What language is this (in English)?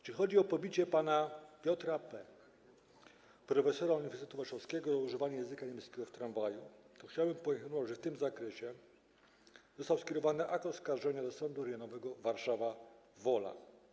Polish